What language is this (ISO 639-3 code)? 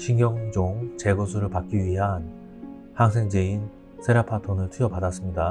kor